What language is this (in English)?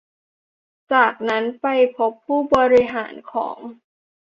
Thai